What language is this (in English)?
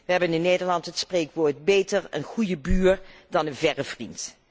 Dutch